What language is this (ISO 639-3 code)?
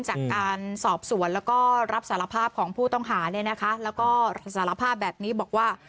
tha